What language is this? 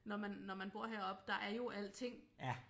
Danish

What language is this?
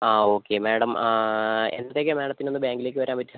Malayalam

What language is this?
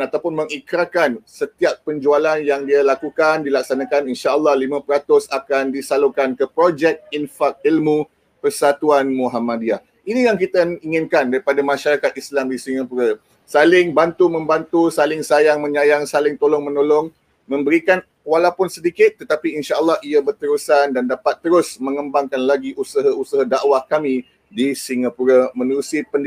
Malay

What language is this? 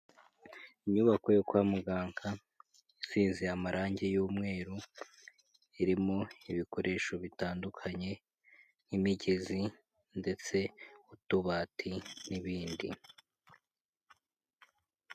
Kinyarwanda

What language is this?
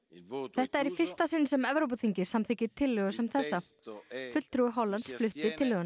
Icelandic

